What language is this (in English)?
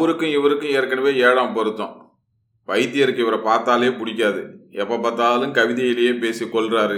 Tamil